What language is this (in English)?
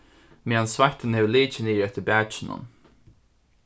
Faroese